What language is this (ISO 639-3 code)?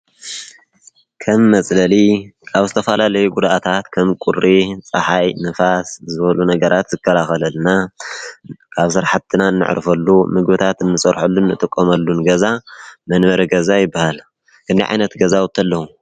tir